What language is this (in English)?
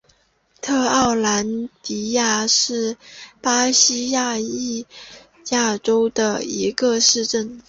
Chinese